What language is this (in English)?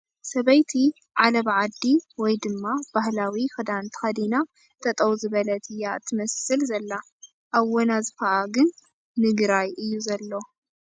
Tigrinya